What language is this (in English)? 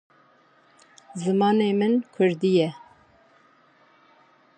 Kurdish